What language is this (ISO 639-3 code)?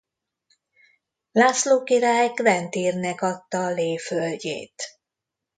hun